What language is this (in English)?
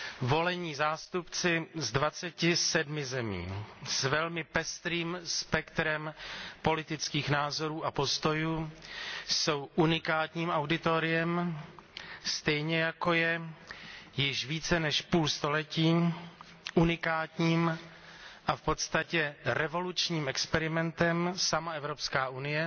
Czech